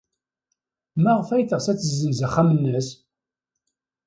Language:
Kabyle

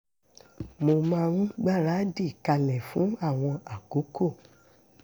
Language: Yoruba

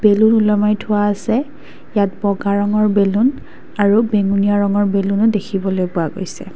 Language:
Assamese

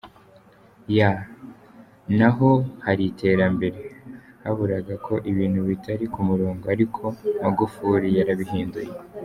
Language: Kinyarwanda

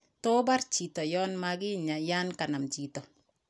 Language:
Kalenjin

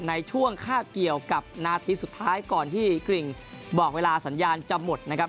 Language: Thai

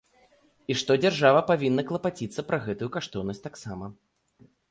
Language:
Belarusian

